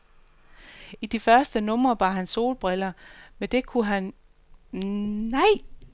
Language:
Danish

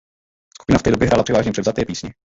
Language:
Czech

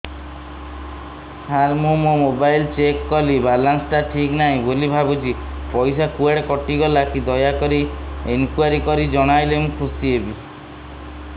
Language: Odia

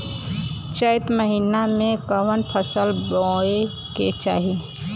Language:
Bhojpuri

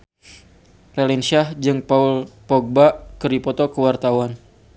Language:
Sundanese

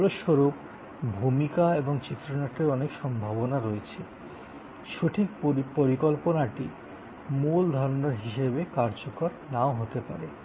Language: Bangla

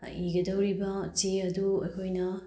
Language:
Manipuri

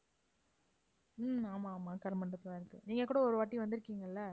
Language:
Tamil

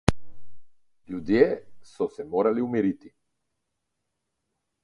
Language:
Slovenian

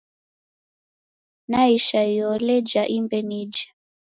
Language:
Taita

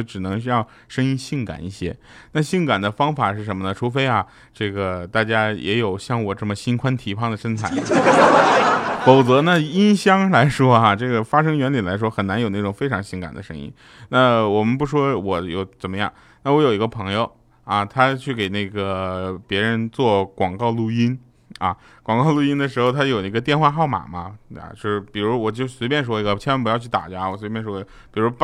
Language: Chinese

